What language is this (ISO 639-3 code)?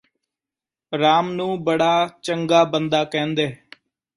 pan